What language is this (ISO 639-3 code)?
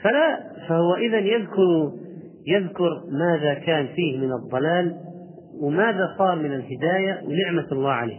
ara